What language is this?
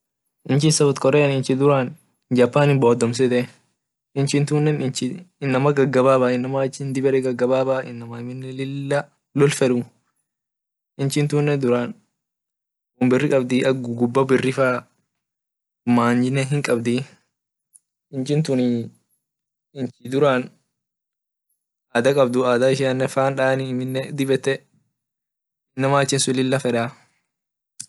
Orma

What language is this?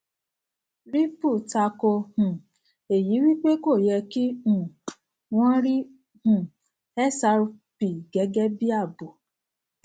Yoruba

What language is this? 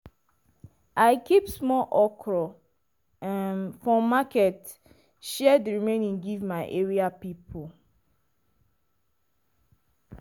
Nigerian Pidgin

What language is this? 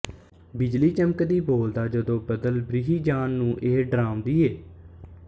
Punjabi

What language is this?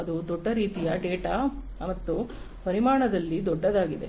Kannada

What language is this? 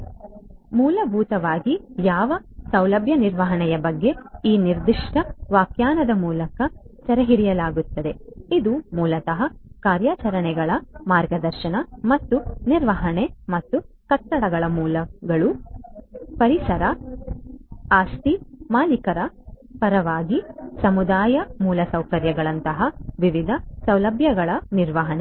Kannada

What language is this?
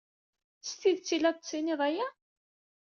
Kabyle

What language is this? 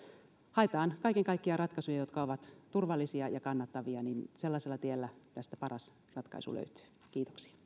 Finnish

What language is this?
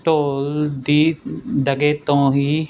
Punjabi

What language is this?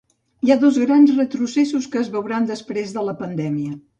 Catalan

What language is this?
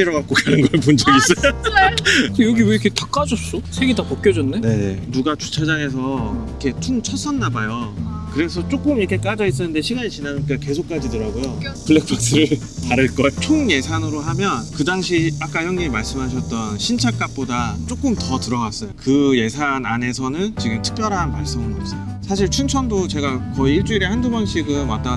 Korean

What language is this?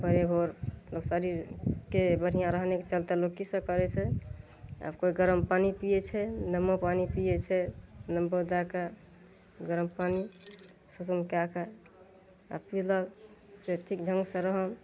Maithili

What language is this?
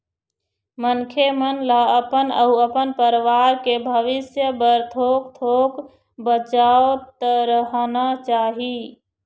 Chhattisgarhi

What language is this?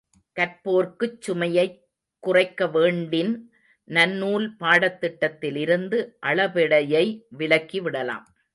Tamil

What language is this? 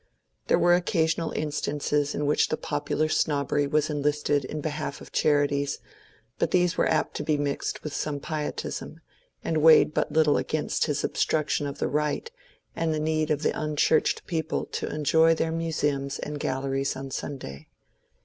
English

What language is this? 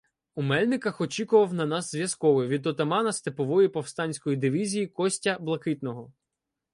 Ukrainian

